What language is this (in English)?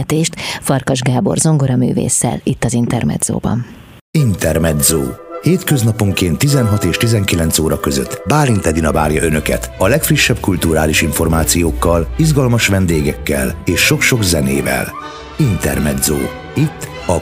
Hungarian